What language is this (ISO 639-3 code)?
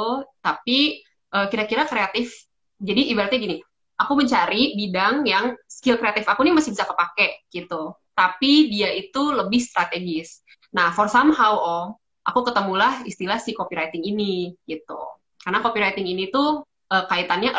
ind